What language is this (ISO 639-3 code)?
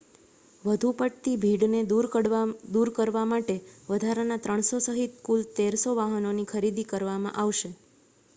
guj